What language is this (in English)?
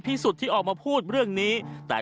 Thai